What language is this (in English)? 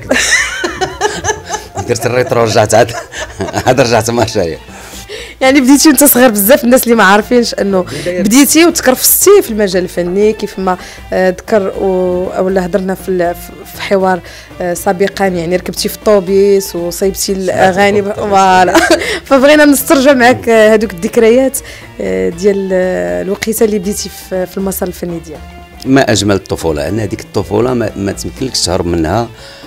Arabic